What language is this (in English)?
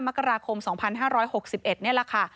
Thai